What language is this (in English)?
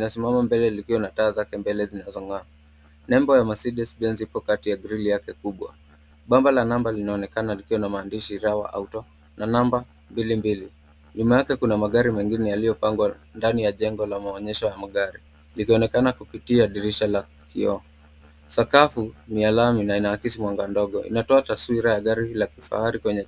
Swahili